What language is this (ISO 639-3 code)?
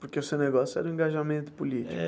por